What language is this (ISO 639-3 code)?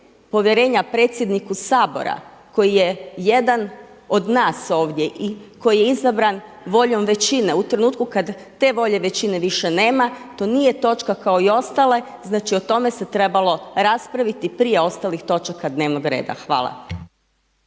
hrv